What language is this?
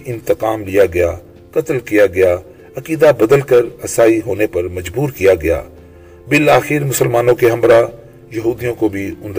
Urdu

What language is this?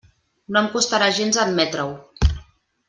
Catalan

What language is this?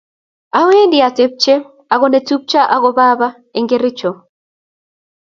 Kalenjin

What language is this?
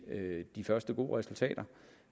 Danish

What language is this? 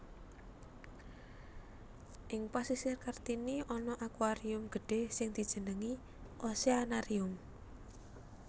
Javanese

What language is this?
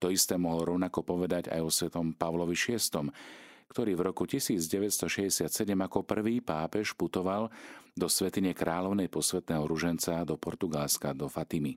Slovak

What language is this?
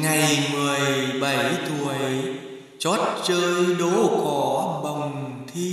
Vietnamese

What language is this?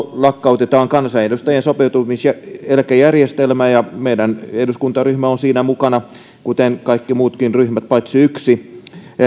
Finnish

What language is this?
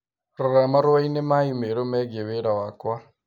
Kikuyu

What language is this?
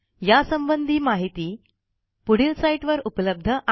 Marathi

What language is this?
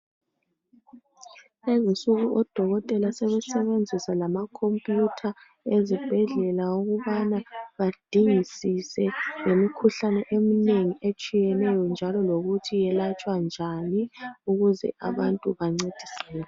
North Ndebele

